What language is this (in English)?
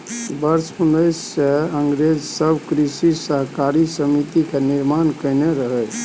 Maithili